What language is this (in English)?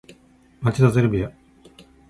Japanese